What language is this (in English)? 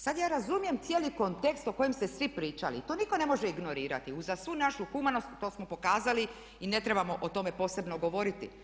Croatian